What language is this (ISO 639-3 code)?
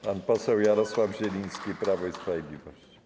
pol